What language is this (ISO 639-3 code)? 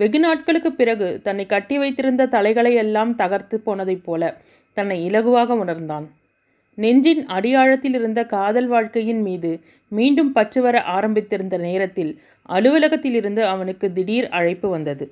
tam